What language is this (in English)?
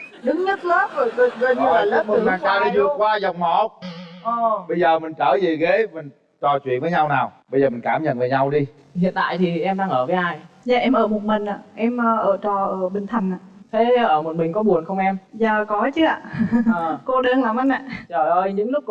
Vietnamese